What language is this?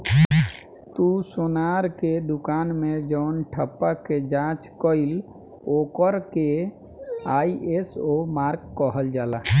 Bhojpuri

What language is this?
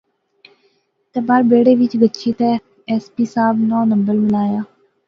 Pahari-Potwari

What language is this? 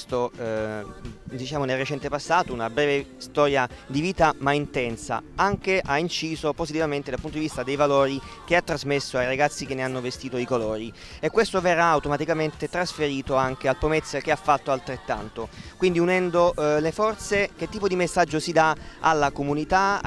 Italian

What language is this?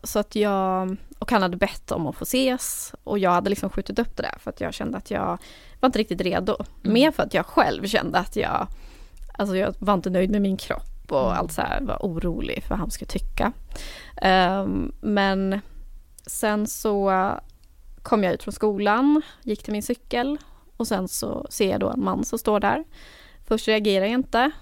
Swedish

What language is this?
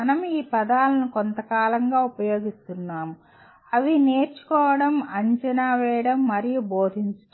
Telugu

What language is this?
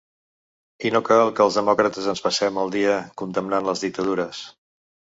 Catalan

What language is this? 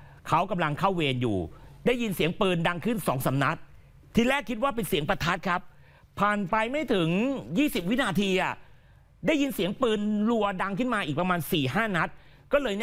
Thai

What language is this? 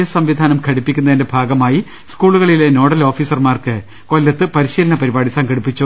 Malayalam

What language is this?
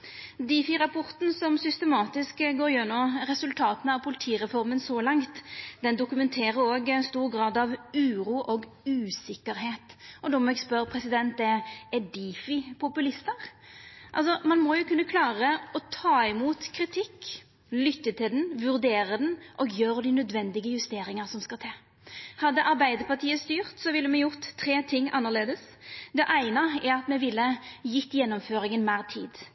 Norwegian Nynorsk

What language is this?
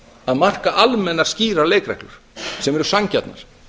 Icelandic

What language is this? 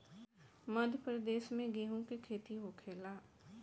Bhojpuri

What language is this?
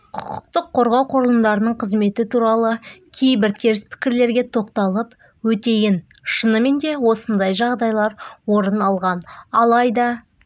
Kazakh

